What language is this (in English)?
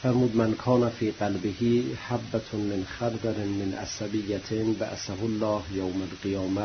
Persian